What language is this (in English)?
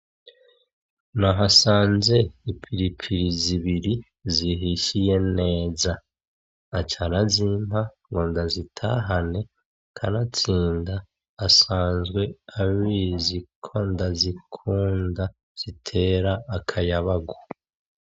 Rundi